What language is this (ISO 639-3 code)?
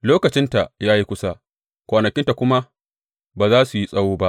hau